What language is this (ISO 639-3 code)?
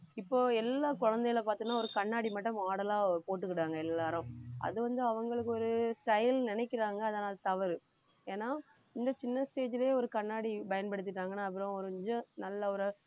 tam